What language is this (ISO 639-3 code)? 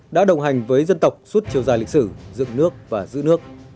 vie